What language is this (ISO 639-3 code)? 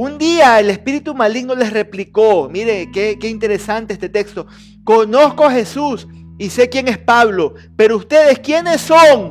spa